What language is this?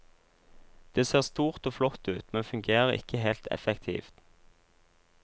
Norwegian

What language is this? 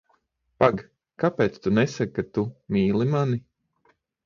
Latvian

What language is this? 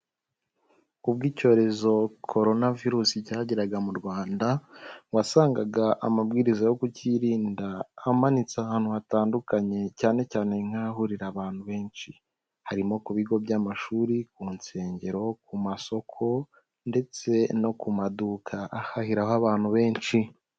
Kinyarwanda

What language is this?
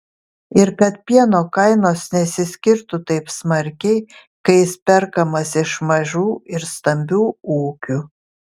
Lithuanian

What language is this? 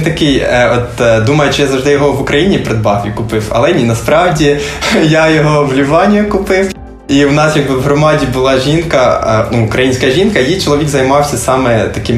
Ukrainian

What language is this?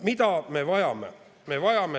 Estonian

